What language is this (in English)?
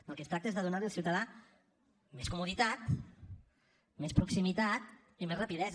Catalan